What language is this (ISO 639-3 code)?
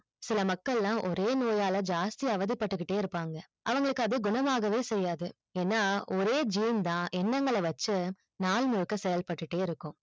tam